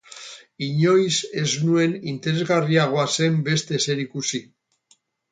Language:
Basque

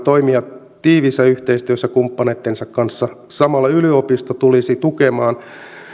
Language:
Finnish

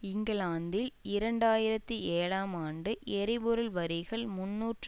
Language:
Tamil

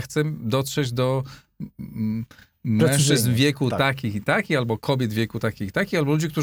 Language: Polish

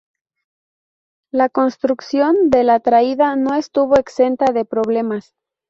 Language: Spanish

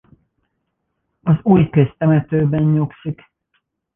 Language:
Hungarian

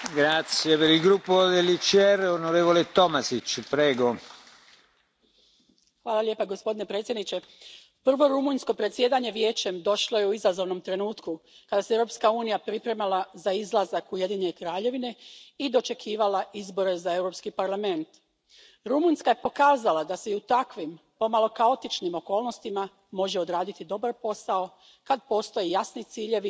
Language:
Croatian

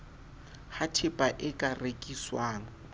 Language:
Southern Sotho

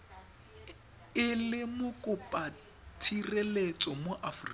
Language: Tswana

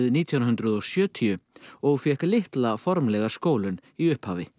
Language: Icelandic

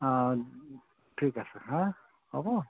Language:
Assamese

